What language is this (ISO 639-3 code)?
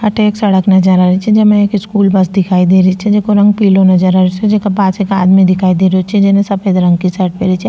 raj